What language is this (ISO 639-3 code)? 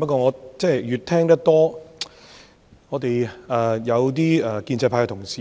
yue